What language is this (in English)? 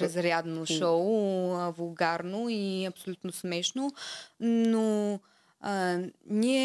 Bulgarian